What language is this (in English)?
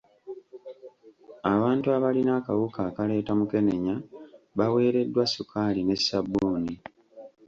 Ganda